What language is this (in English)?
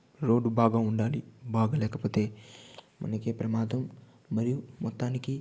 Telugu